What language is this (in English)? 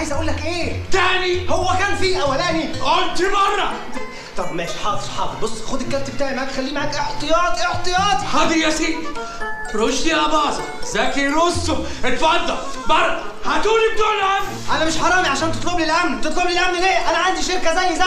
Arabic